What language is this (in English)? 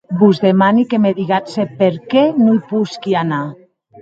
Occitan